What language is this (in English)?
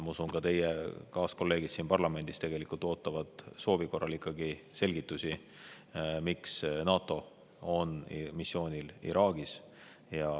Estonian